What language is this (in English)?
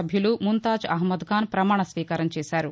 Telugu